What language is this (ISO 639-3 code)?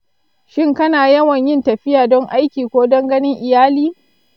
hau